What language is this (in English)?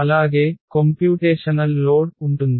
Telugu